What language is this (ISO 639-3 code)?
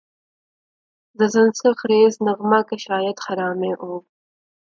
urd